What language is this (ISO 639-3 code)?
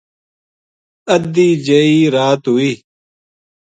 gju